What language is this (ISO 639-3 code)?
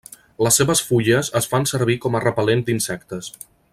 cat